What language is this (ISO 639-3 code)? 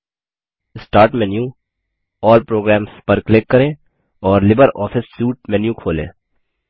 hin